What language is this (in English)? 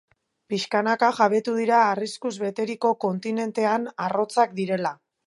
Basque